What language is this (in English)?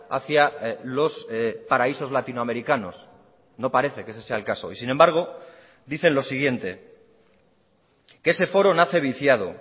Spanish